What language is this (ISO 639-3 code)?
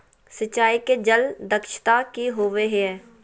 mag